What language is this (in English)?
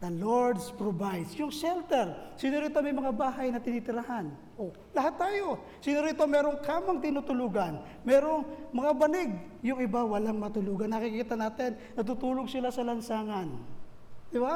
Filipino